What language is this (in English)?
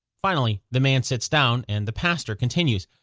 English